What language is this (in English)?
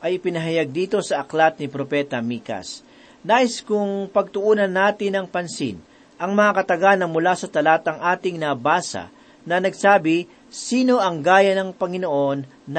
Filipino